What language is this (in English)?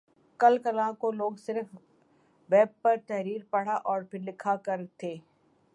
Urdu